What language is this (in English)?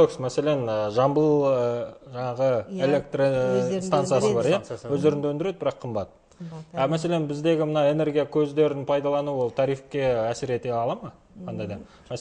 Russian